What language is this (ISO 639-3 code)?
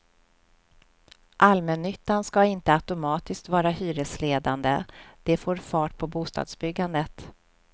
swe